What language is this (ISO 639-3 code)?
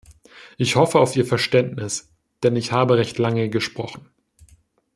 deu